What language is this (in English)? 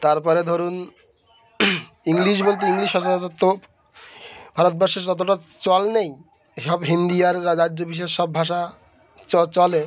Bangla